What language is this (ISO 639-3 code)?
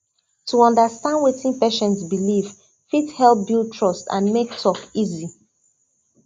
pcm